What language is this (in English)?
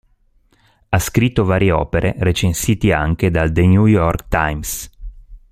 Italian